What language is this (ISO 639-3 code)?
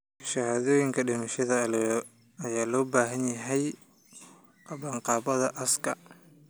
som